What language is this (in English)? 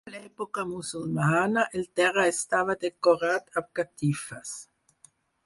Catalan